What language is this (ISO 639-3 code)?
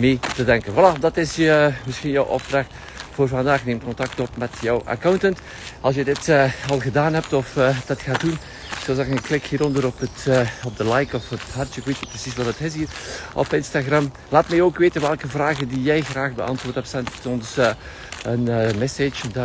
nld